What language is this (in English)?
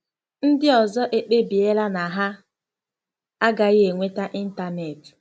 Igbo